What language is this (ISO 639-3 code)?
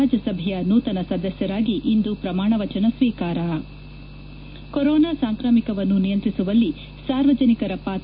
kan